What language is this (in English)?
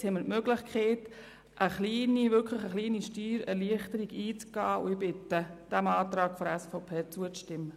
Swiss German